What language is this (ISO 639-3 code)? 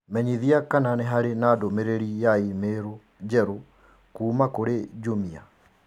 kik